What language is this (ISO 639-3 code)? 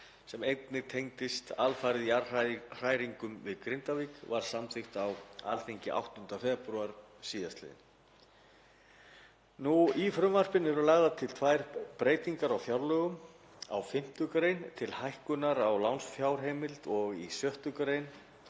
isl